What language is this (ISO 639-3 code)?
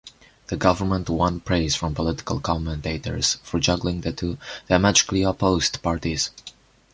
eng